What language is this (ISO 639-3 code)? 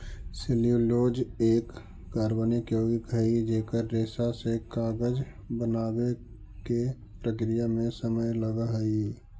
mag